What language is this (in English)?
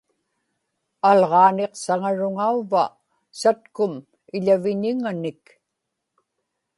Inupiaq